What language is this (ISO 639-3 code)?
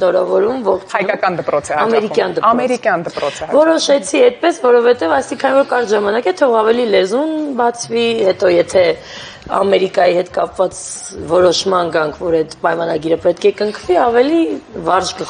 ron